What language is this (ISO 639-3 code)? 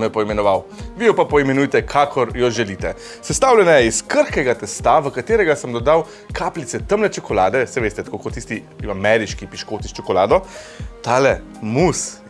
slv